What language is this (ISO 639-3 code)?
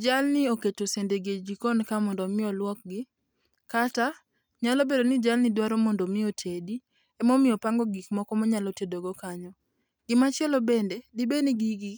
luo